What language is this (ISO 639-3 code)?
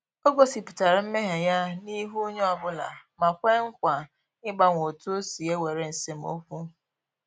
ibo